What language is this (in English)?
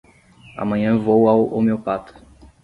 Portuguese